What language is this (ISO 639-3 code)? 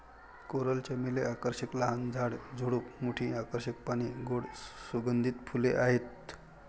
mar